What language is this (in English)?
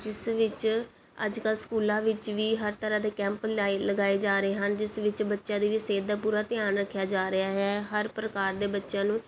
Punjabi